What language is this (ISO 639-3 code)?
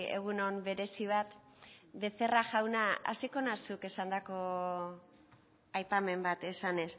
eus